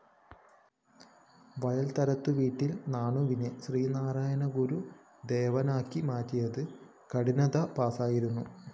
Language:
Malayalam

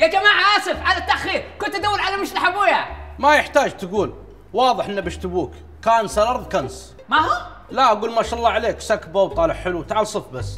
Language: Arabic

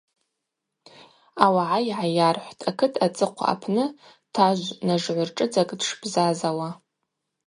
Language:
Abaza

